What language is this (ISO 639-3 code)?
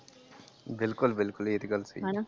pan